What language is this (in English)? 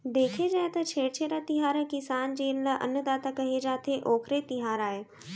Chhattisgarhi